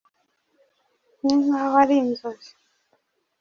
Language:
Kinyarwanda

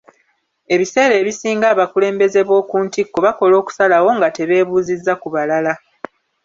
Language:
Ganda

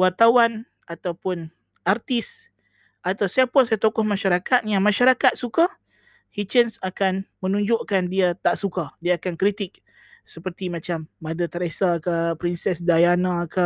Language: Malay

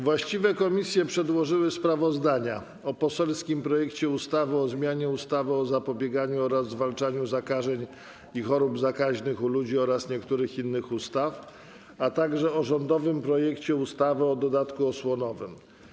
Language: Polish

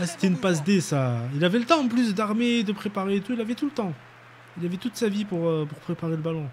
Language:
French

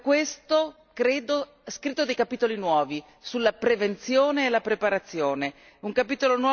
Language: Italian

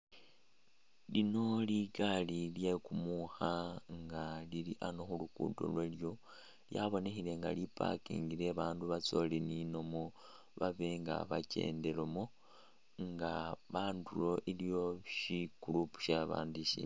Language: Masaaba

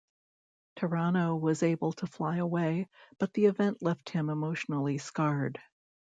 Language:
English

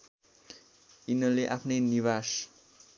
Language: Nepali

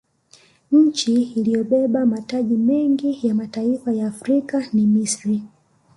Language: Swahili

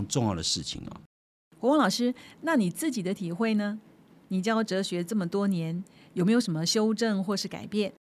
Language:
Chinese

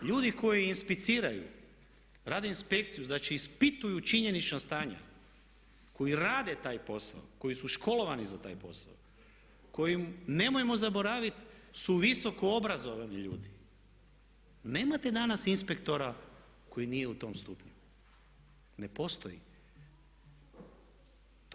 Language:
Croatian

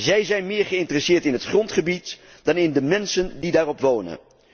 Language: Dutch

